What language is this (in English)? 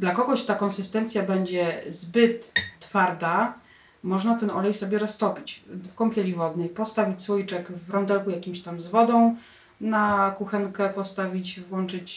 Polish